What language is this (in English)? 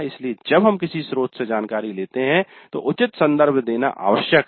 Hindi